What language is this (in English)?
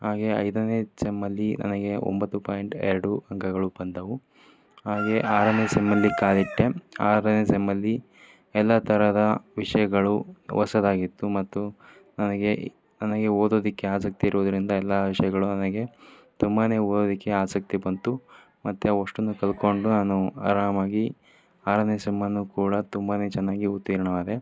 Kannada